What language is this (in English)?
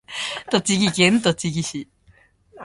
Japanese